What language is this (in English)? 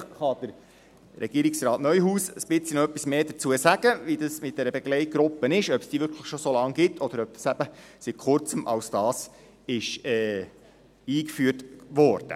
Swiss German